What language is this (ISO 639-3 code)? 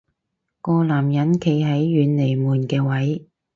yue